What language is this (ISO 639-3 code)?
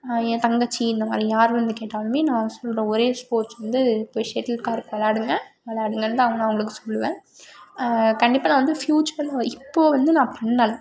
tam